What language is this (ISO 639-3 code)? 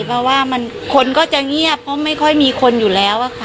tha